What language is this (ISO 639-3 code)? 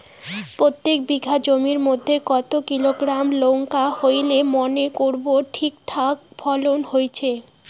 ben